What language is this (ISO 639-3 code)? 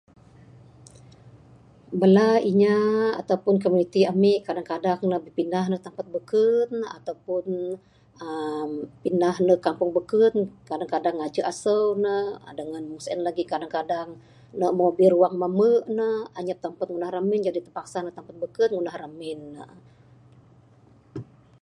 sdo